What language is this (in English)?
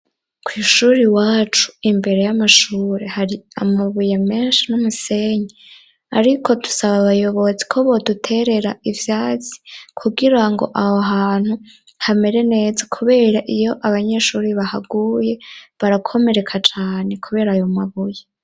Rundi